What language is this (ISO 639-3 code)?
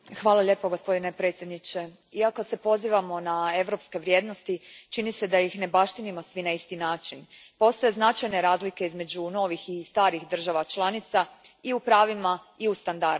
hrv